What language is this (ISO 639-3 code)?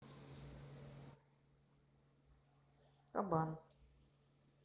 rus